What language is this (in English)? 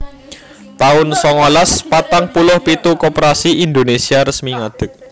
Javanese